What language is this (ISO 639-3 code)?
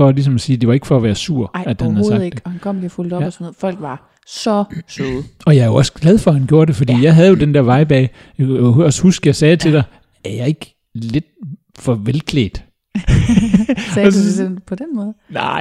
dan